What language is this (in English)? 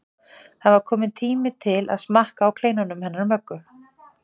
Icelandic